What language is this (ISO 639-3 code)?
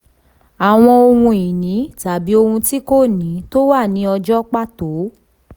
yor